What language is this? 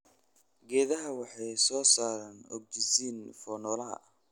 Somali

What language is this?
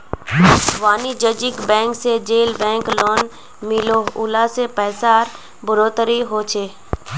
Magahi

